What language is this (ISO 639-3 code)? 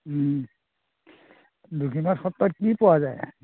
asm